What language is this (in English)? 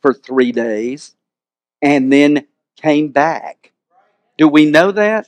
English